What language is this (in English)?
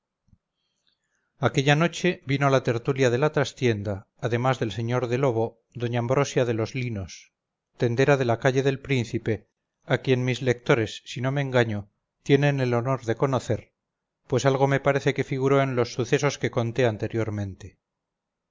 Spanish